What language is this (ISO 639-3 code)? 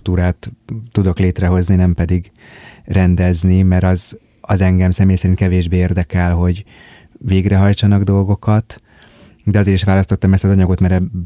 hun